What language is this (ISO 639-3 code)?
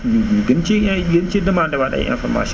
wol